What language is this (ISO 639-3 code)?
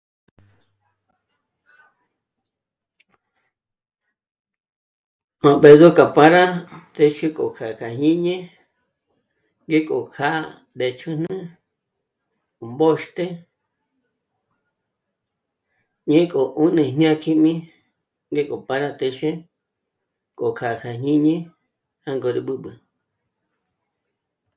mmc